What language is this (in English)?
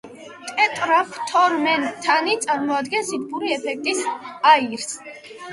Georgian